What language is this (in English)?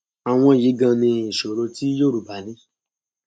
Yoruba